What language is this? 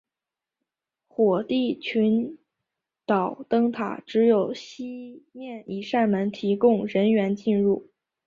Chinese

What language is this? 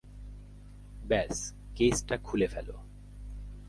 Bangla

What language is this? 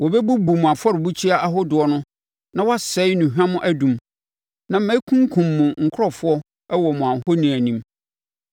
Akan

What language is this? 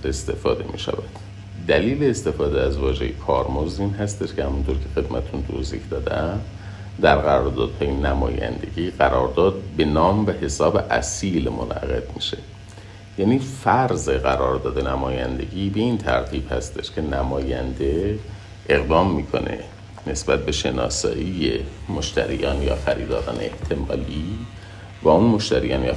Persian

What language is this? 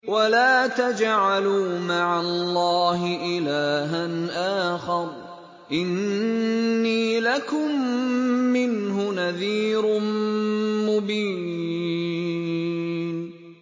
Arabic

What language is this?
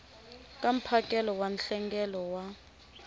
Tsonga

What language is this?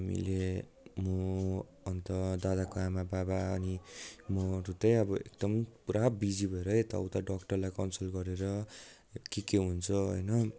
Nepali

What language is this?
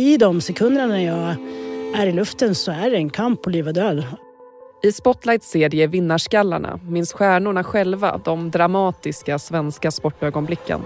Swedish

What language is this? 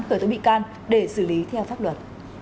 Vietnamese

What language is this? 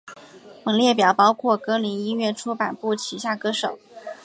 Chinese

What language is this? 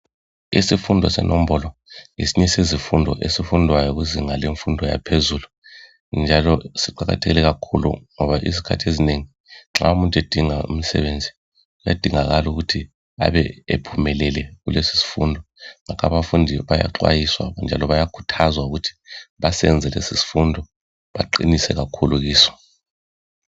North Ndebele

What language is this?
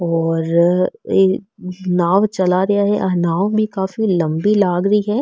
Marwari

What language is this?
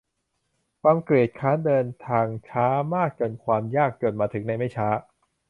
Thai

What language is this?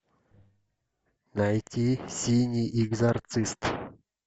Russian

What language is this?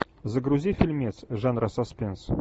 Russian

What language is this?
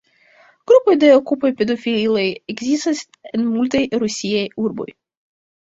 Esperanto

